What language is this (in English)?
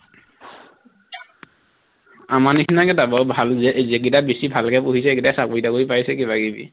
Assamese